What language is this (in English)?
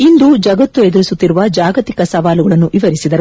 Kannada